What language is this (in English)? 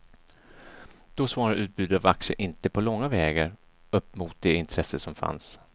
Swedish